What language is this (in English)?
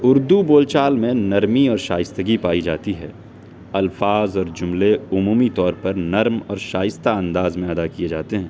Urdu